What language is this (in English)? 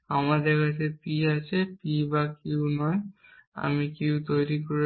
Bangla